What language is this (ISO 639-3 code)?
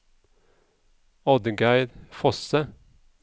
nor